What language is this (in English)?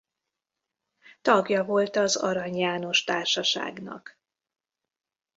Hungarian